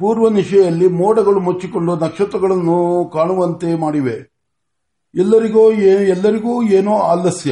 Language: Marathi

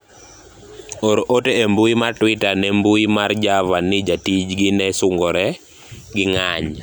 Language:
Luo (Kenya and Tanzania)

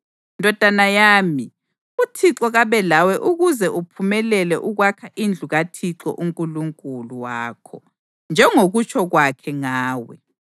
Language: North Ndebele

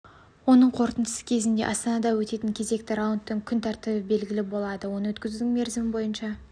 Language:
Kazakh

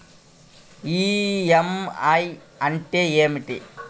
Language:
Telugu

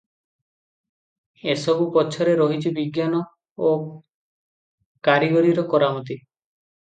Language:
Odia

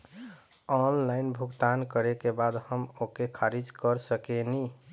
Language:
Bhojpuri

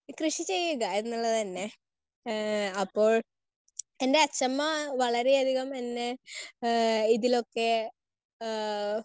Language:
Malayalam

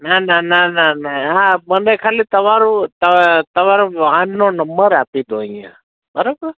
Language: Gujarati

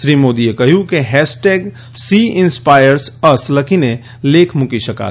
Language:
Gujarati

